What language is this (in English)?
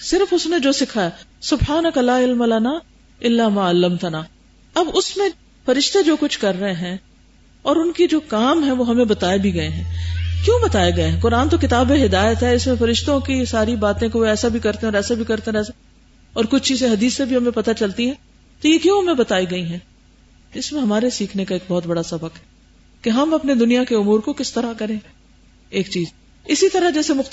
Urdu